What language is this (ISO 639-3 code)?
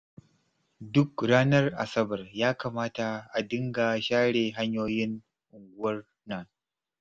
hau